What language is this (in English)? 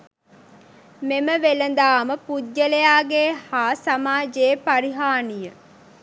Sinhala